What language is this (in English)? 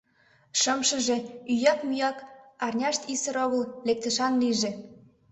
Mari